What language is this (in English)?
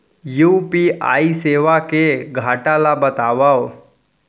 Chhattisgarhi